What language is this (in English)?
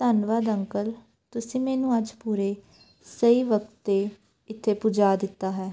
Punjabi